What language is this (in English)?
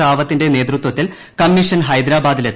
Malayalam